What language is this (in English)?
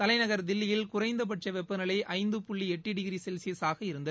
Tamil